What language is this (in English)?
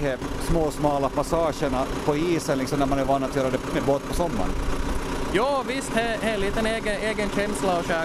Swedish